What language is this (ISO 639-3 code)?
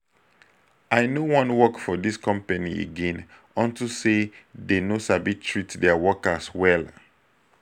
pcm